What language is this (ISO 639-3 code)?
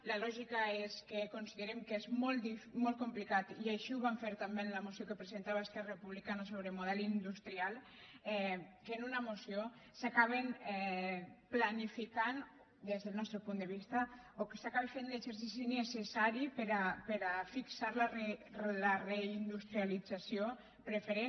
cat